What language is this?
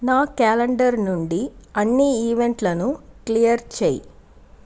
Telugu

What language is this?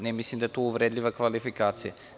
Serbian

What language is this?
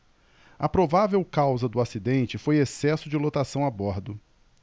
Portuguese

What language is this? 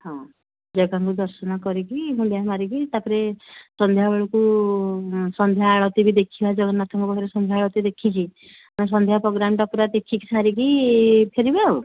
Odia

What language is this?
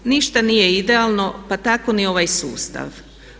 Croatian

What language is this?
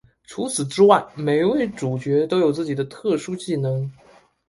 Chinese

